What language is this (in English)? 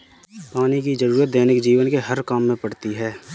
Hindi